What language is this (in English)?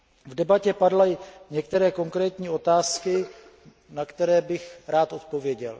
Czech